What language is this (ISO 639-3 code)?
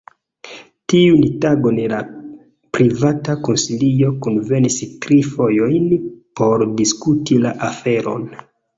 epo